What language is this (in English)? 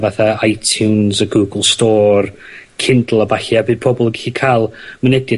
Welsh